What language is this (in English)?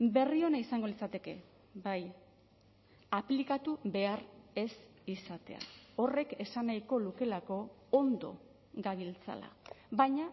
Basque